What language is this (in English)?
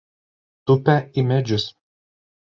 Lithuanian